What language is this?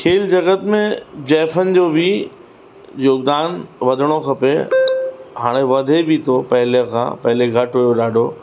Sindhi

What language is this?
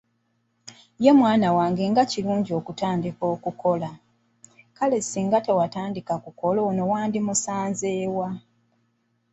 Ganda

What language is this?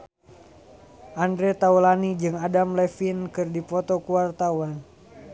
Sundanese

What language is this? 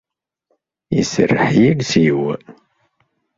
Kabyle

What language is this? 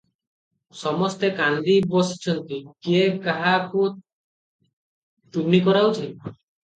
Odia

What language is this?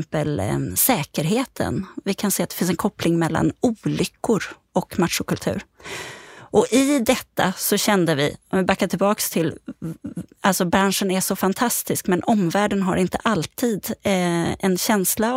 Swedish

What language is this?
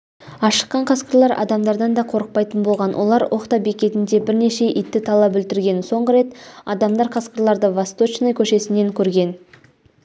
Kazakh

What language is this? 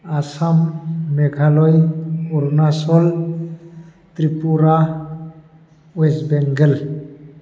Bodo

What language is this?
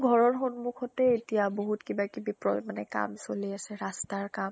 Assamese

